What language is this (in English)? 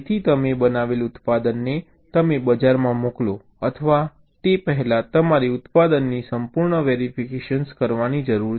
Gujarati